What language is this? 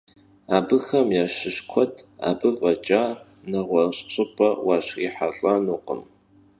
Kabardian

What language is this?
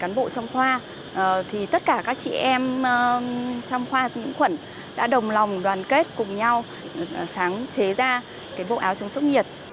Vietnamese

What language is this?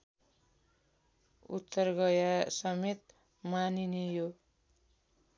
Nepali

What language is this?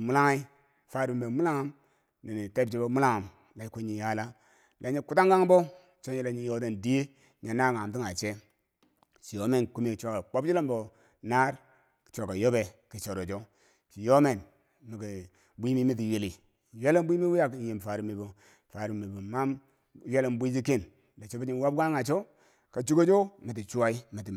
Bangwinji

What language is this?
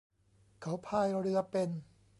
Thai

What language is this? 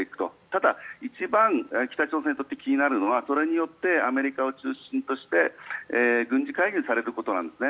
Japanese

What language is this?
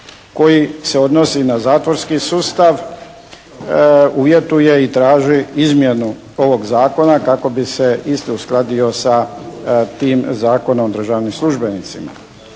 Croatian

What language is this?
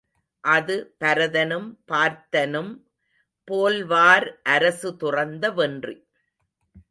Tamil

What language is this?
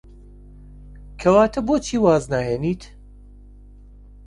Central Kurdish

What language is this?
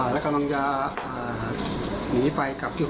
Thai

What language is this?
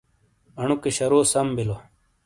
Shina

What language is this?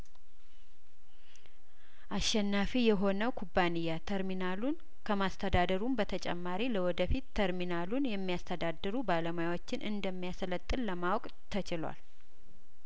Amharic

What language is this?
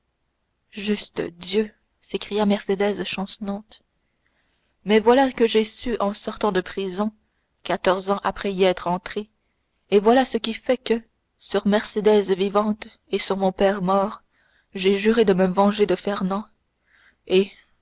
French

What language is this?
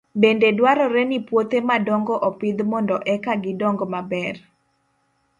Luo (Kenya and Tanzania)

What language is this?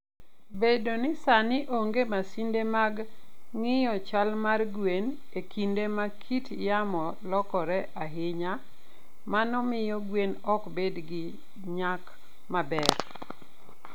Luo (Kenya and Tanzania)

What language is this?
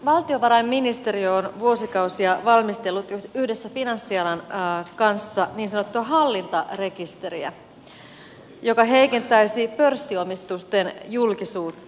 Finnish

